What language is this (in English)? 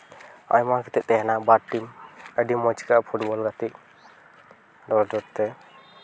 Santali